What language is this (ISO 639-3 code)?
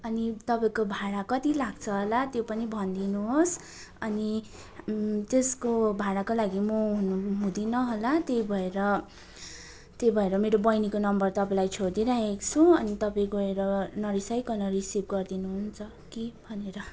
nep